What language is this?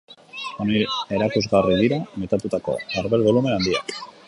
Basque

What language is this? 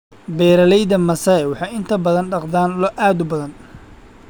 Somali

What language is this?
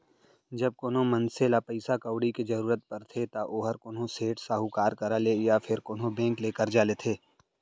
Chhattisgarhi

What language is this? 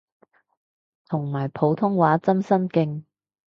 Cantonese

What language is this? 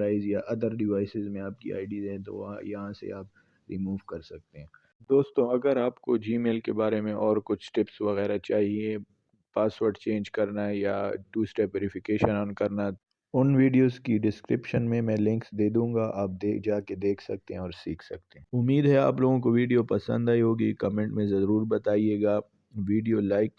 Urdu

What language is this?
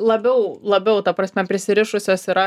Lithuanian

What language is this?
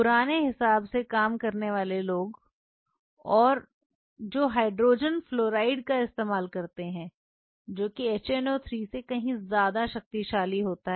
Hindi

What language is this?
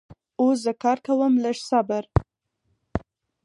Pashto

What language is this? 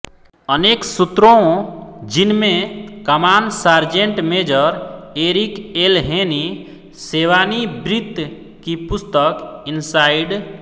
Hindi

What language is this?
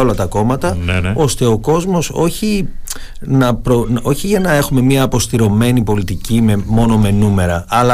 Greek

